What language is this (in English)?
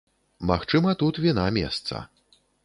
Belarusian